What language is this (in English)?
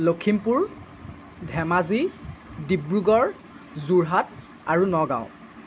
Assamese